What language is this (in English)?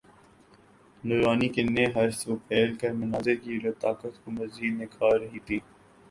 Urdu